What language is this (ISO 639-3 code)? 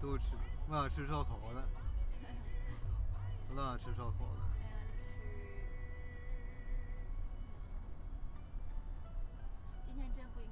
zho